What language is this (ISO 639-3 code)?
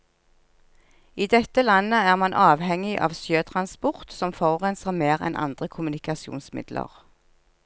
nor